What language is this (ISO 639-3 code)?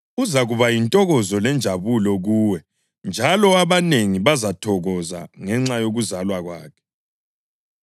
nde